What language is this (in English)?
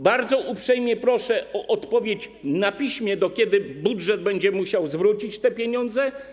Polish